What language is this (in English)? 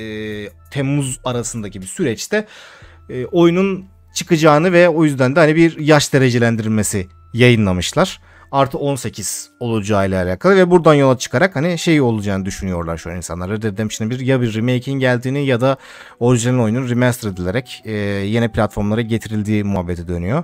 Turkish